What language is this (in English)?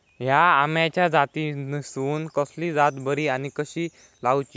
Marathi